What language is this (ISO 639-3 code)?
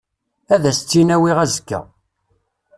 kab